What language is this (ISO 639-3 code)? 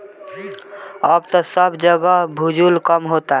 bho